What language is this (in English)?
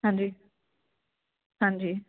Punjabi